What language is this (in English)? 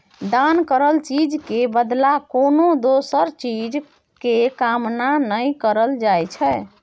Maithili